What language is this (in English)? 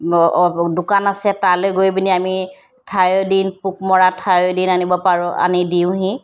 Assamese